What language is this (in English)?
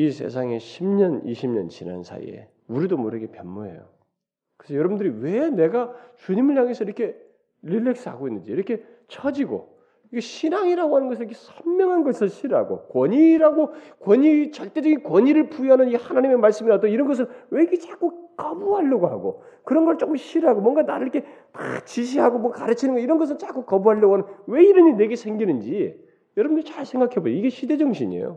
Korean